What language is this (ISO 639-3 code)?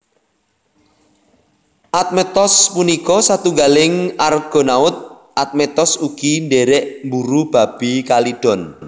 jav